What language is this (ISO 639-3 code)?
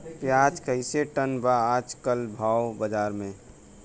bho